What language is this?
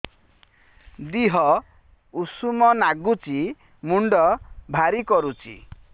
Odia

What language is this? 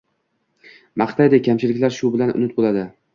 Uzbek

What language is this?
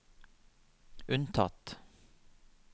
Norwegian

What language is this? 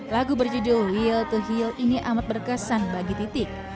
Indonesian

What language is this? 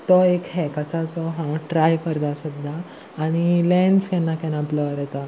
Konkani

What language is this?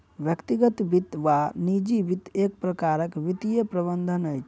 Maithili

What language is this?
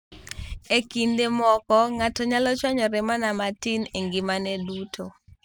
Luo (Kenya and Tanzania)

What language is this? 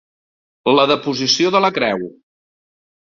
Catalan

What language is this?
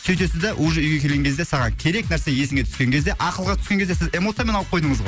Kazakh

